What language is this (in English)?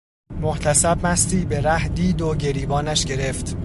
Persian